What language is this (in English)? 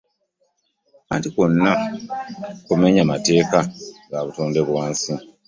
Ganda